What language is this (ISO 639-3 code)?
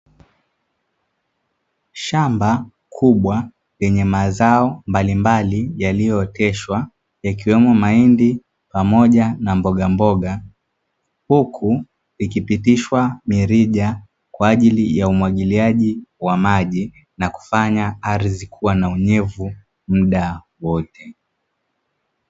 swa